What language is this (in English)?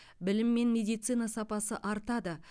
Kazakh